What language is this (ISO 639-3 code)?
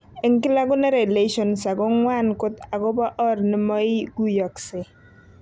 kln